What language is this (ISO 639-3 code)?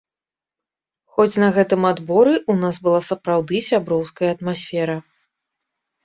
bel